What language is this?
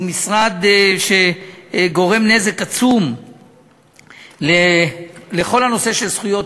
Hebrew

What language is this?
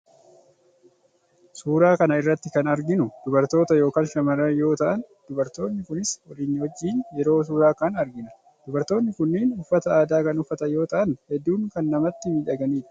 Oromo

